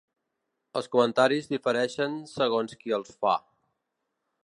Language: Catalan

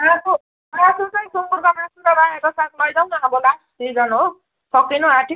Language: Nepali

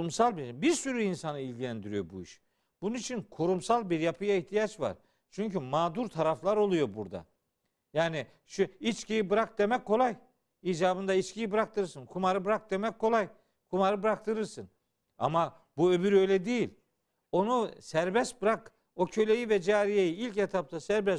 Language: Turkish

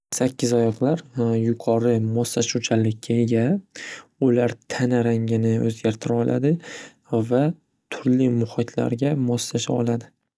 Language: Uzbek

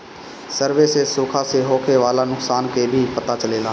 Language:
Bhojpuri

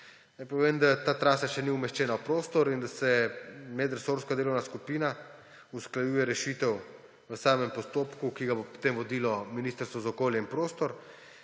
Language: Slovenian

